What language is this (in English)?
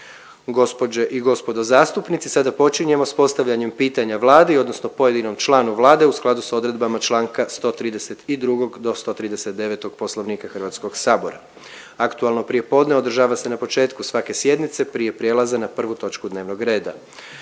Croatian